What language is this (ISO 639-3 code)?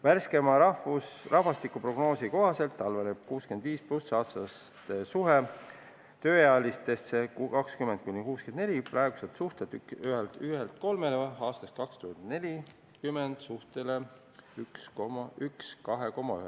est